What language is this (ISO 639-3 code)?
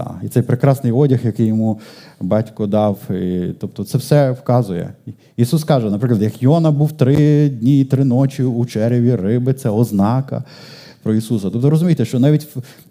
ukr